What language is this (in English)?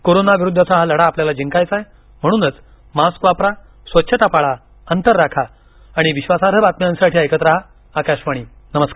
Marathi